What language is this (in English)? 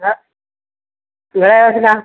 Malayalam